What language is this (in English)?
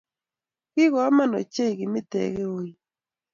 Kalenjin